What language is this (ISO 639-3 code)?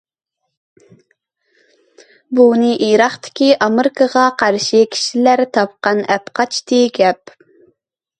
uig